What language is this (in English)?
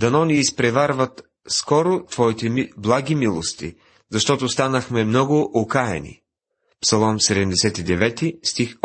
Bulgarian